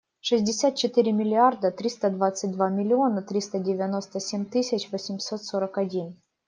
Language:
Russian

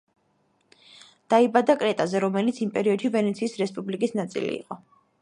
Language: Georgian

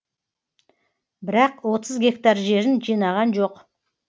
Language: Kazakh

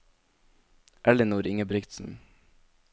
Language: Norwegian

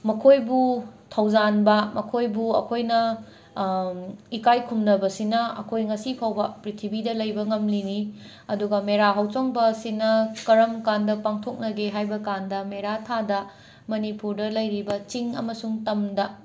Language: Manipuri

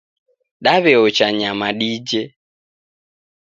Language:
Taita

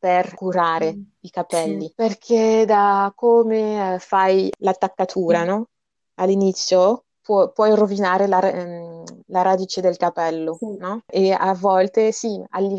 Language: Italian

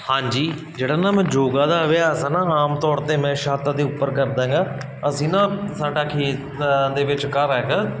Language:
Punjabi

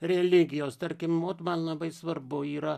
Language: Lithuanian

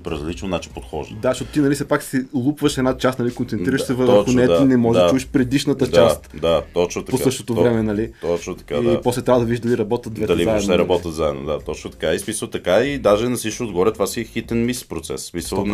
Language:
Bulgarian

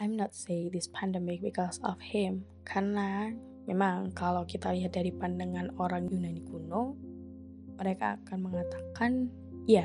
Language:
Indonesian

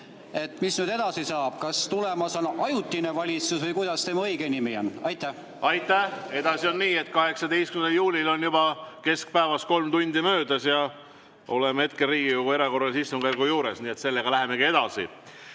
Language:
Estonian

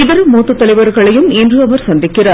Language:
Tamil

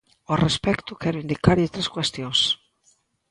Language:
Galician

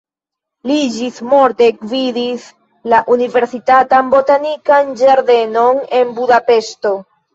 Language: Esperanto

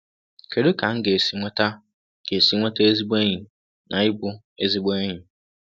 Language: Igbo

